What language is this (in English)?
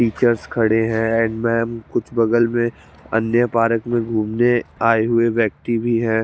Hindi